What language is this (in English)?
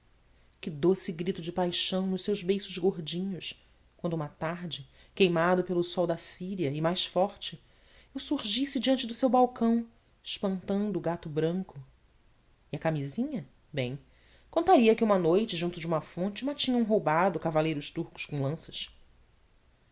Portuguese